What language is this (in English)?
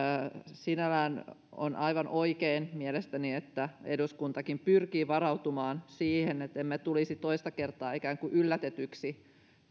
Finnish